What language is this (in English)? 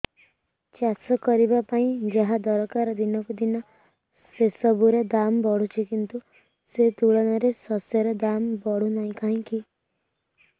Odia